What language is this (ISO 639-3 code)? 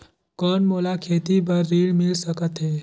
hne